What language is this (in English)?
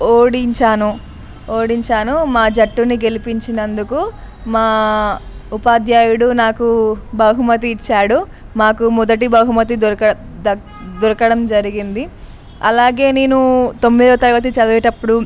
Telugu